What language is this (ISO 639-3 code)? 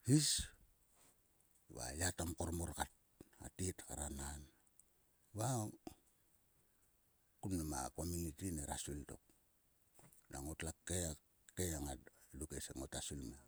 sua